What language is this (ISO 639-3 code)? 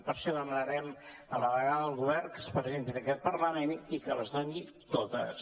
cat